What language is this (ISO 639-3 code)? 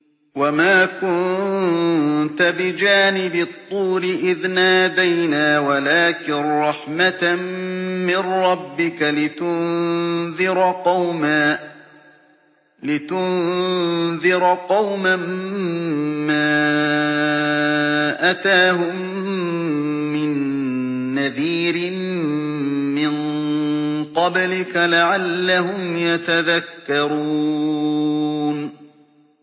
ara